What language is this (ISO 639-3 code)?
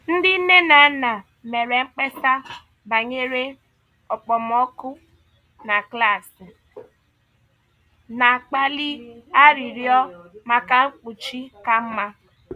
ibo